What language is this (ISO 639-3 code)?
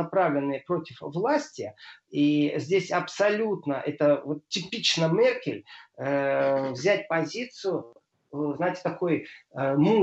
rus